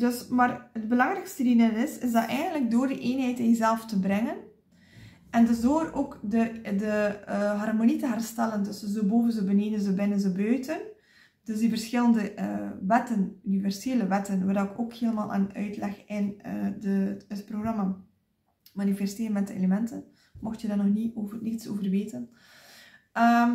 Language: Dutch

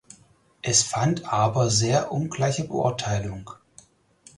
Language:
German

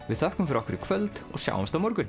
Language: Icelandic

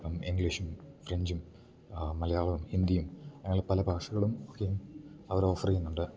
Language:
Malayalam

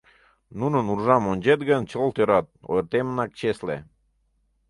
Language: Mari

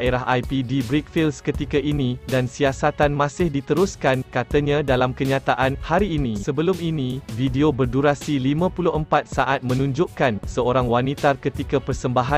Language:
Malay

